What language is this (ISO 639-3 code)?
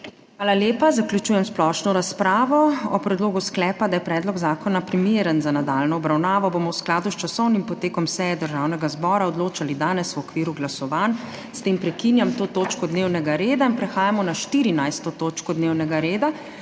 slv